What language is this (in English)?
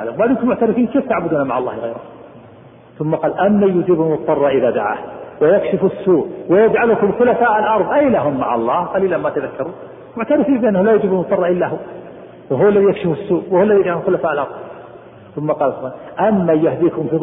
Arabic